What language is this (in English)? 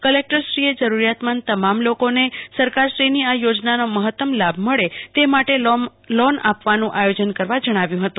Gujarati